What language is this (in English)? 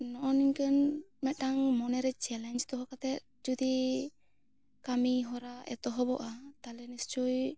Santali